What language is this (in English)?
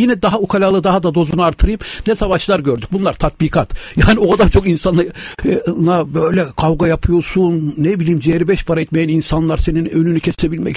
Turkish